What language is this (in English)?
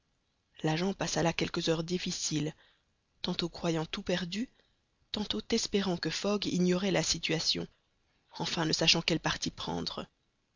French